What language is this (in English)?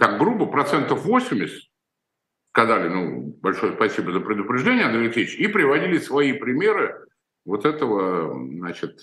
Russian